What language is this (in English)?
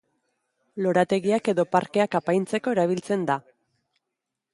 Basque